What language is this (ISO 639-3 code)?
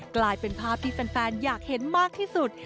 tha